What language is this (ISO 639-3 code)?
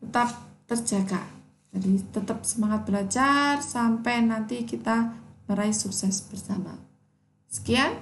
ind